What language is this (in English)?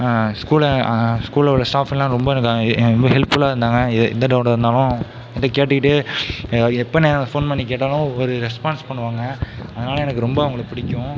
Tamil